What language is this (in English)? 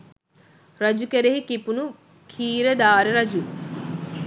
Sinhala